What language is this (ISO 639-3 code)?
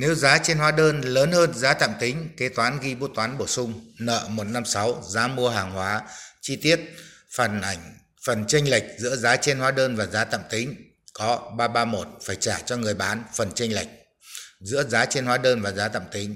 vie